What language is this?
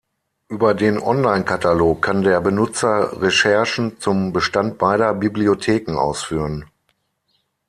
German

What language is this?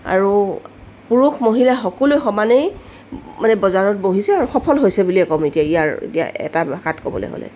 Assamese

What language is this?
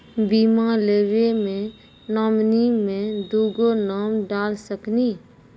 Maithili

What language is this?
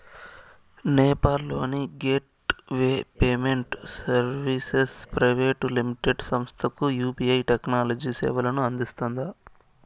Telugu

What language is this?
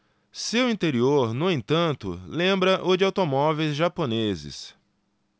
Portuguese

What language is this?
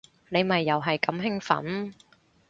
Cantonese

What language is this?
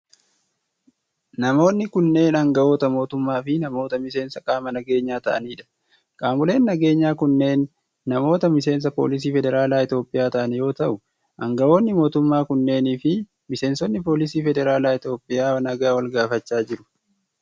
Oromo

